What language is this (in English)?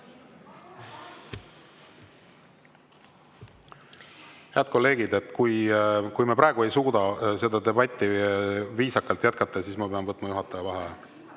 Estonian